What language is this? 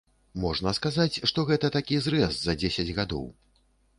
Belarusian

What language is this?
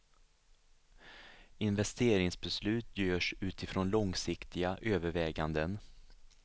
Swedish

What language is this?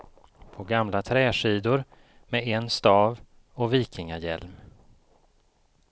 Swedish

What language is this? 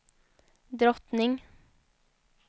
Swedish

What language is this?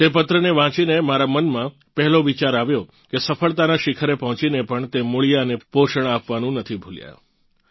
Gujarati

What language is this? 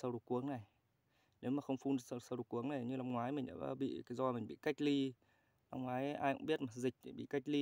Vietnamese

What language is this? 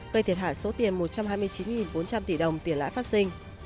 Vietnamese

